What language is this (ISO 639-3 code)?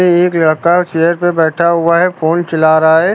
hin